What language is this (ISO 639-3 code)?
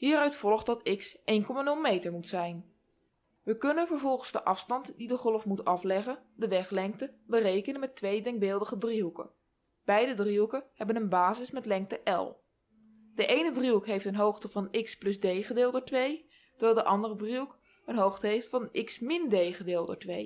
nld